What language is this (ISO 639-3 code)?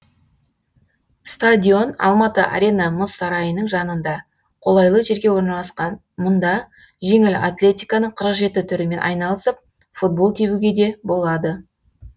kaz